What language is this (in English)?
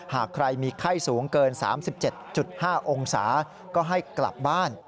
Thai